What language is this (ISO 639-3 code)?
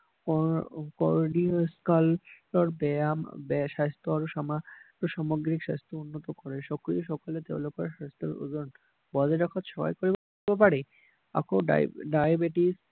asm